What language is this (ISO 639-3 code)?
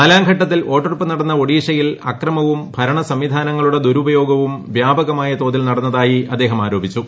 mal